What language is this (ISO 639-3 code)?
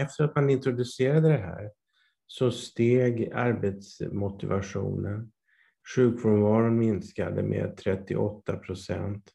swe